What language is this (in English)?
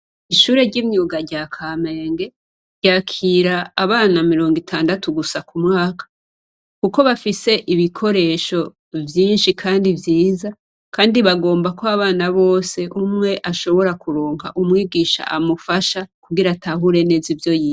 Rundi